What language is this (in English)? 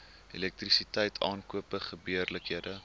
Afrikaans